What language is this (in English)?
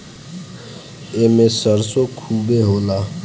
Bhojpuri